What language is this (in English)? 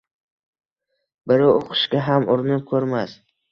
Uzbek